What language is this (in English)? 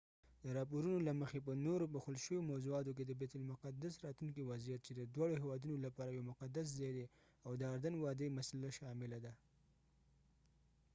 Pashto